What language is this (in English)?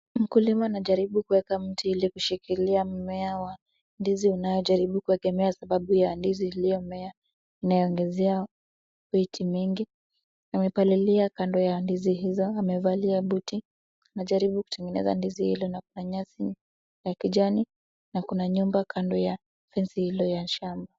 Swahili